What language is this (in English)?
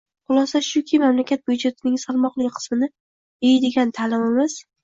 Uzbek